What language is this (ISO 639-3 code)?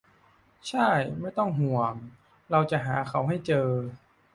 tha